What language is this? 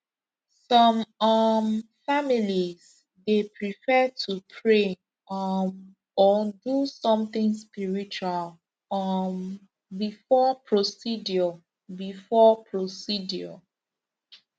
Nigerian Pidgin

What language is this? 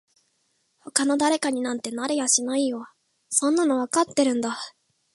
Japanese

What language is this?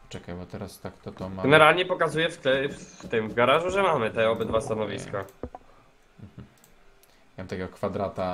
Polish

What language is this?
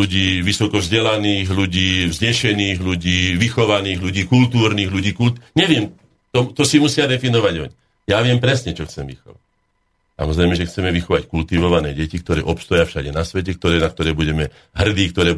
Slovak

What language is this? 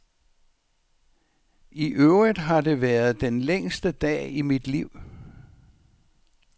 Danish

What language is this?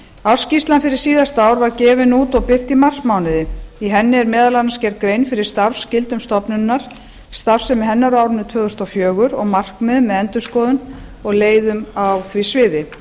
Icelandic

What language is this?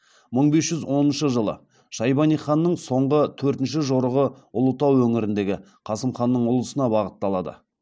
Kazakh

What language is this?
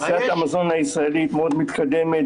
Hebrew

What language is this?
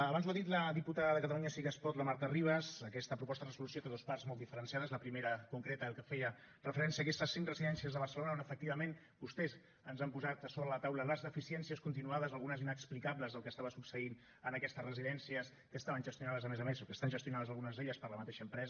Catalan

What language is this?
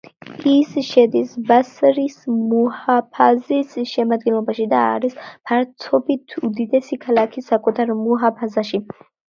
Georgian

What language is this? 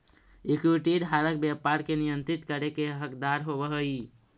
Magahi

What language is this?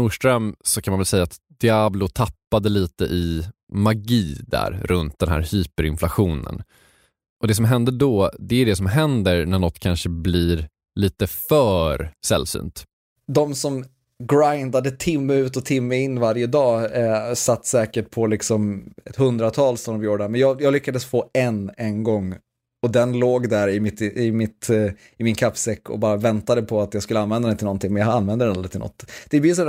Swedish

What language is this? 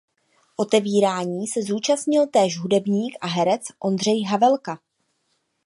Czech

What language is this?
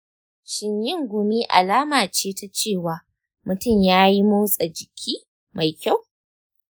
Hausa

